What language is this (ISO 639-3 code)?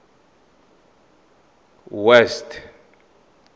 tsn